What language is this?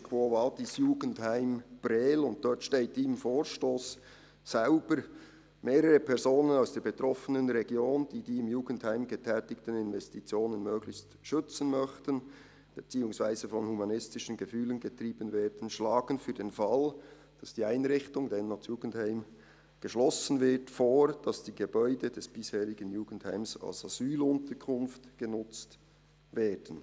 Swiss German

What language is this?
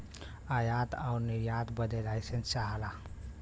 Bhojpuri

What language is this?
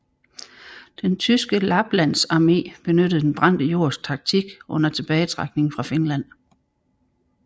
Danish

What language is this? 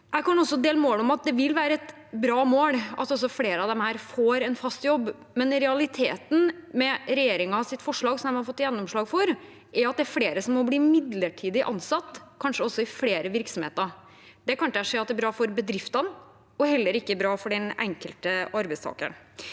Norwegian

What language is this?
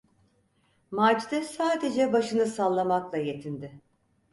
Turkish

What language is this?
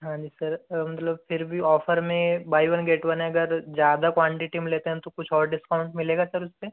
Hindi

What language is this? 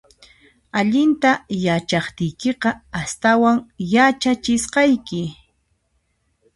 Puno Quechua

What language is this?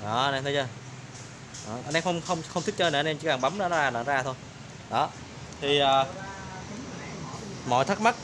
Vietnamese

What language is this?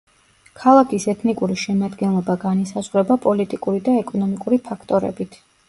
Georgian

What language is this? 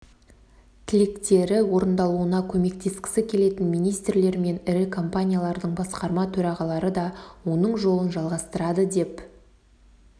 Kazakh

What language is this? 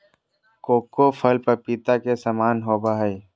Magahi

